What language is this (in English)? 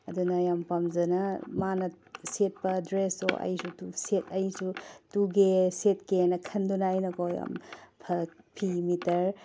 Manipuri